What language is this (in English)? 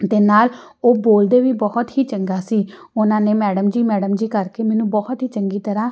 Punjabi